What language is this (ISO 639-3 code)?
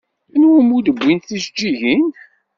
kab